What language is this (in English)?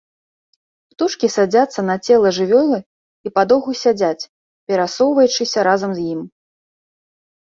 Belarusian